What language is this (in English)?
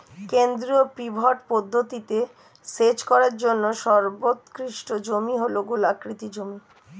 Bangla